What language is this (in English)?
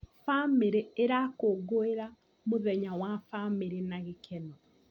Kikuyu